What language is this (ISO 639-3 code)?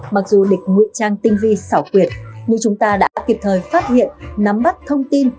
vie